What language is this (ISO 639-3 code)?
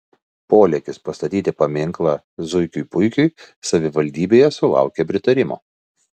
lit